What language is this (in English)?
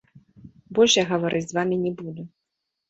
Belarusian